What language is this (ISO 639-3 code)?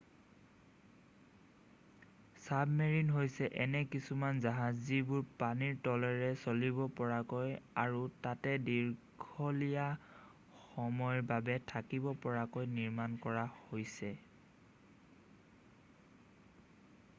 asm